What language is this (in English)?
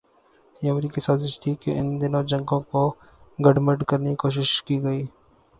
Urdu